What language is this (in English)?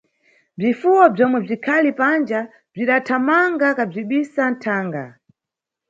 Nyungwe